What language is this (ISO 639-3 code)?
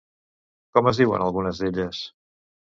cat